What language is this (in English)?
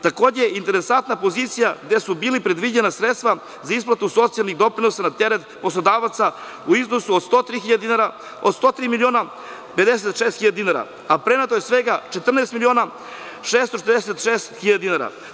Serbian